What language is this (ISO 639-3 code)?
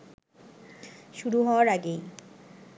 ben